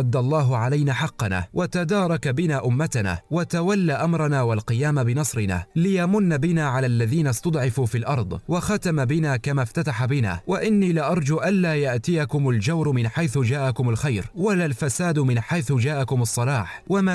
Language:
Arabic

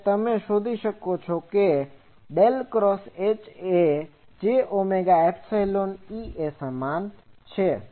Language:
Gujarati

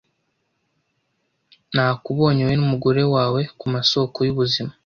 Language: Kinyarwanda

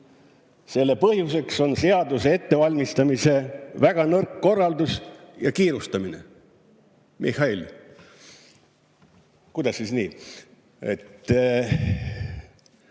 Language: Estonian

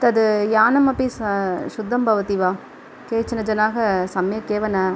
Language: Sanskrit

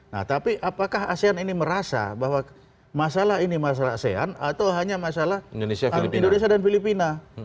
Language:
Indonesian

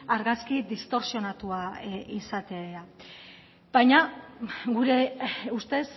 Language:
Basque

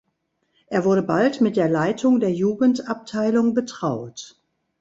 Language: German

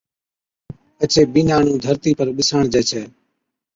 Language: Od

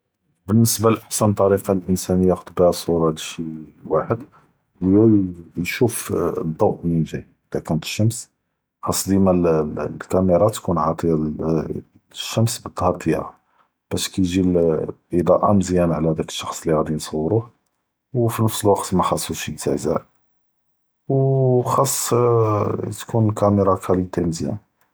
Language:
Judeo-Arabic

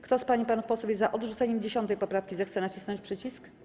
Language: Polish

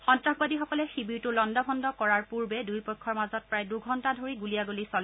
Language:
Assamese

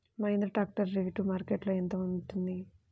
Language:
Telugu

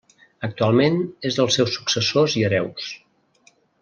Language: Catalan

